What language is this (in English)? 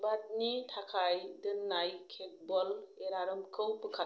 Bodo